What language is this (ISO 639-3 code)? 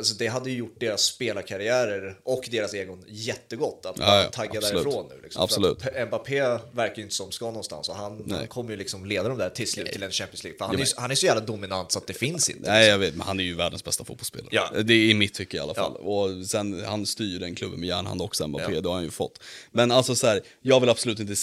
swe